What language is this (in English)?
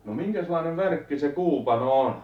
Finnish